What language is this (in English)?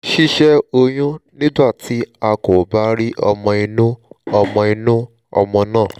Yoruba